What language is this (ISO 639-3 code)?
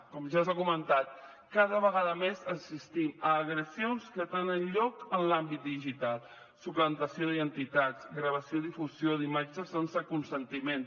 cat